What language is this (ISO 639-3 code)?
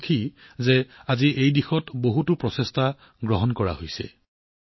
asm